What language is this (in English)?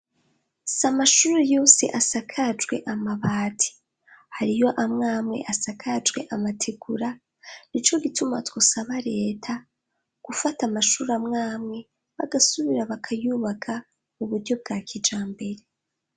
Rundi